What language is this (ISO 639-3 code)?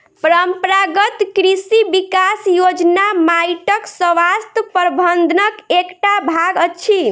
mai